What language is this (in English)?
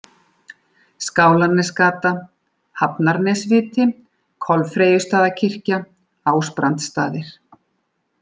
Icelandic